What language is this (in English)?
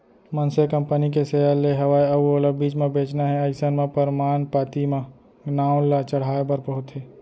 Chhattisgarhi